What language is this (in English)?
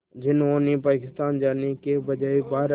Hindi